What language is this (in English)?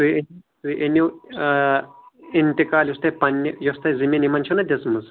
Kashmiri